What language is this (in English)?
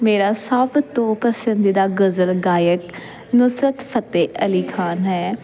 Punjabi